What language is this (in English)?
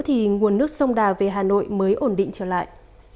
Vietnamese